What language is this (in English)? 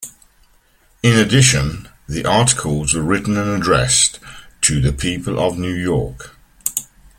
English